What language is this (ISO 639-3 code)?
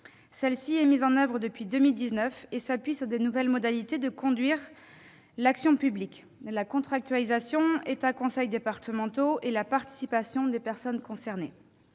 fra